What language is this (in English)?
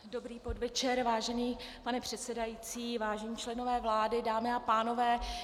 Czech